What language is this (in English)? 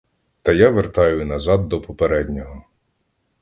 Ukrainian